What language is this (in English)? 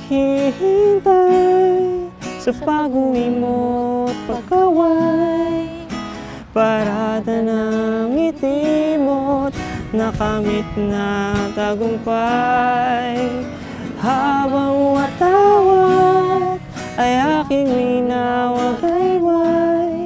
Filipino